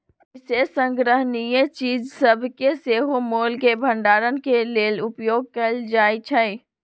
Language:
Magahi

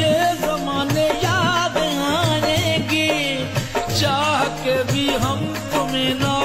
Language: Turkish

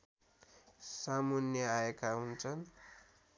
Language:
Nepali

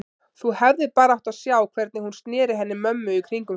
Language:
Icelandic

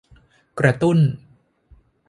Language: Thai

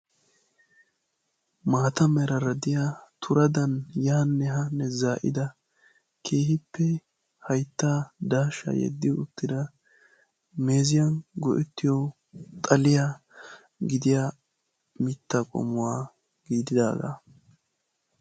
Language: Wolaytta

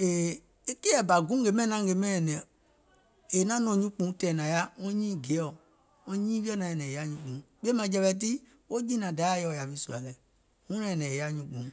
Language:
Gola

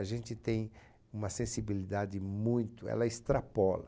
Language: Portuguese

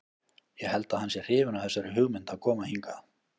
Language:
Icelandic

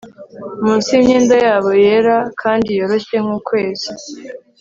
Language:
Kinyarwanda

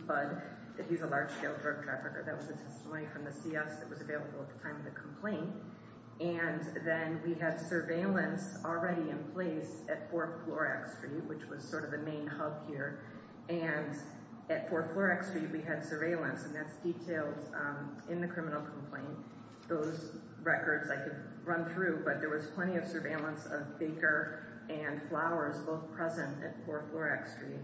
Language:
English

